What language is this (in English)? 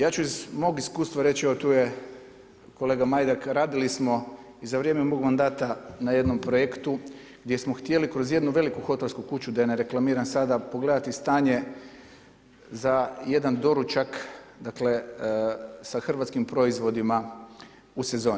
Croatian